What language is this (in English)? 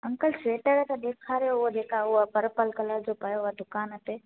Sindhi